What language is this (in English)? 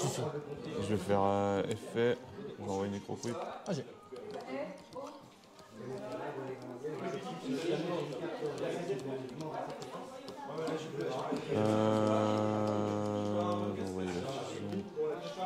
French